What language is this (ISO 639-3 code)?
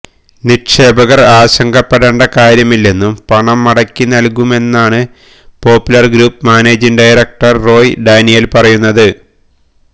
mal